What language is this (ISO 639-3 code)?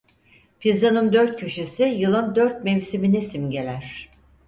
tur